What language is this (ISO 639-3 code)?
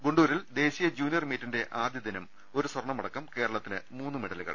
mal